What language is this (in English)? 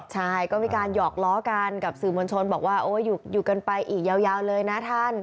Thai